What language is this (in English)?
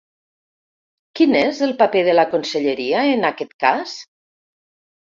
Catalan